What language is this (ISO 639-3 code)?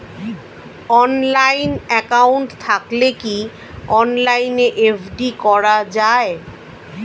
ben